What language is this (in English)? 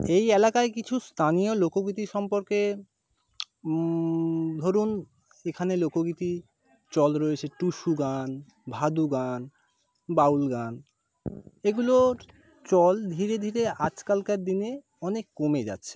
Bangla